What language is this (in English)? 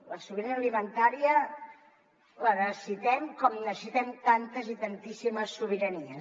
Catalan